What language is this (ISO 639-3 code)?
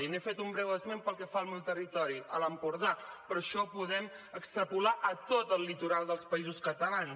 cat